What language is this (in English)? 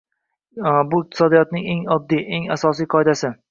Uzbek